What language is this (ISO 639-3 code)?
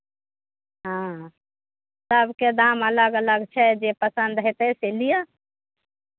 mai